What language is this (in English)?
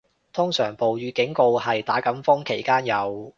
Cantonese